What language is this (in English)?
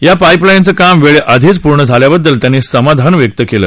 Marathi